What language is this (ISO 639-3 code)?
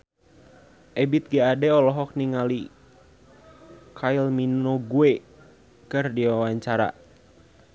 sun